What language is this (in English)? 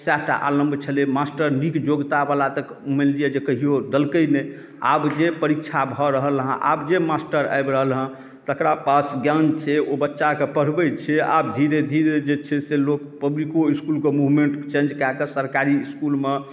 Maithili